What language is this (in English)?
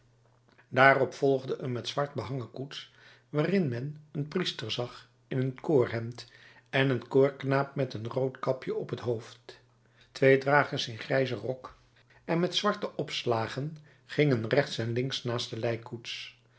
Dutch